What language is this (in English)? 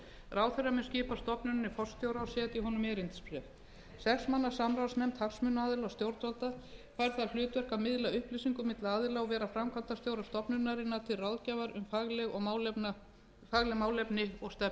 Icelandic